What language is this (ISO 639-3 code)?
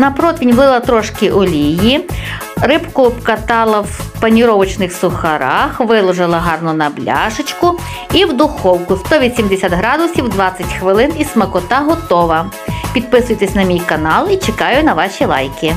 ukr